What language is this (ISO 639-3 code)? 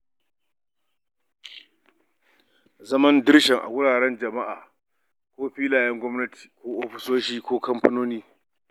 hau